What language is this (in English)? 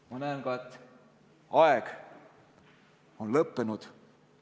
Estonian